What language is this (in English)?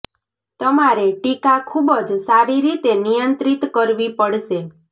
Gujarati